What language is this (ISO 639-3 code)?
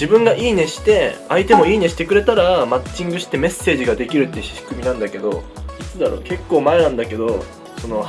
jpn